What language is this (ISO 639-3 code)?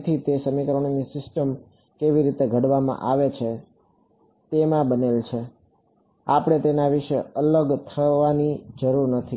guj